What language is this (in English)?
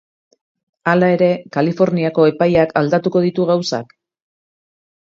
Basque